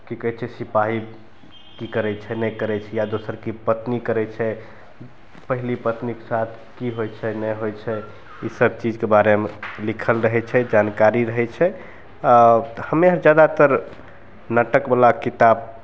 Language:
Maithili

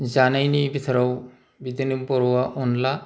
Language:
Bodo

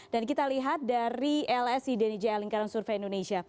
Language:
Indonesian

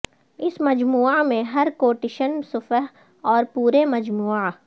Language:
Urdu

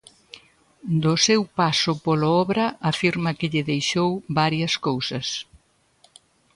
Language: Galician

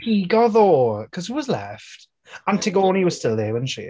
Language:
Welsh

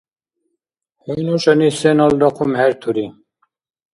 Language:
Dargwa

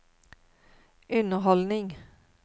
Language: Norwegian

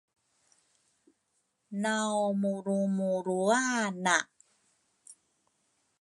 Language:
Rukai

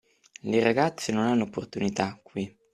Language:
Italian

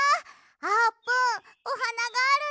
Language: Japanese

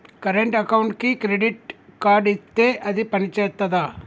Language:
Telugu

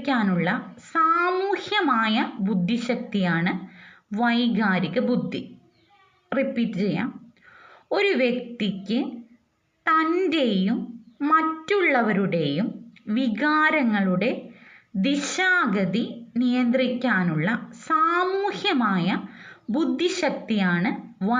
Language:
Malayalam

